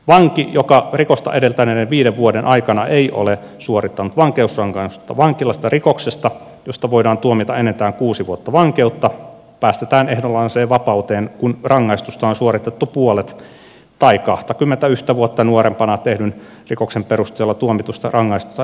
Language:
Finnish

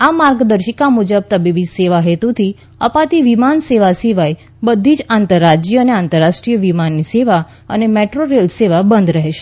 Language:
Gujarati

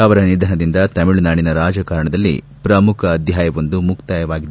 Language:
Kannada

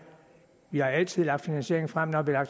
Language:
Danish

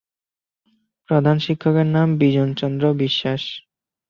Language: Bangla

